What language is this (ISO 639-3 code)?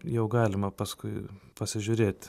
lit